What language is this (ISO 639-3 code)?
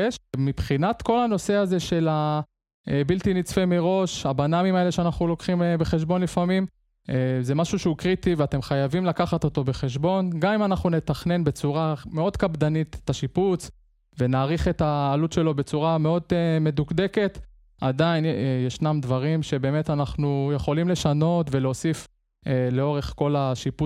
heb